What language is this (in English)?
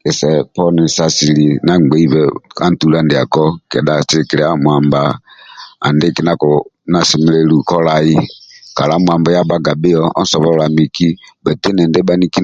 Amba (Uganda)